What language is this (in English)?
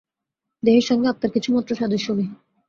Bangla